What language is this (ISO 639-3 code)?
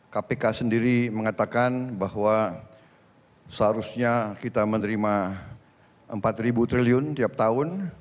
ind